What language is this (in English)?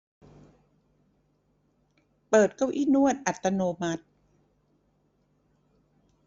Thai